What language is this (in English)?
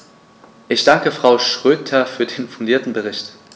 German